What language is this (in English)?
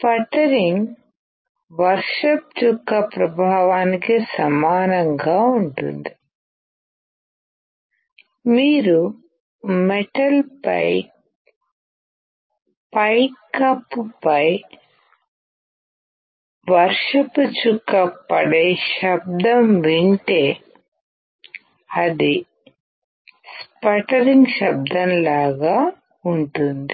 Telugu